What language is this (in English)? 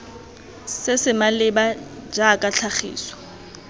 Tswana